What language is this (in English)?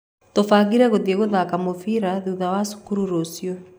Kikuyu